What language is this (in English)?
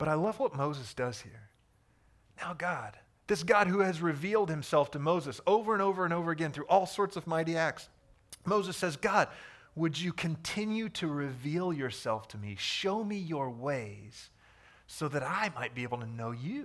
English